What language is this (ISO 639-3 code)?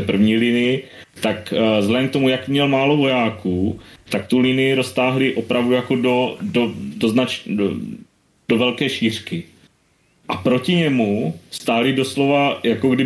ces